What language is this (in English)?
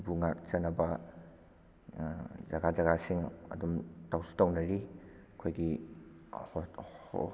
Manipuri